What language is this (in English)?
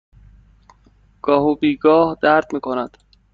Persian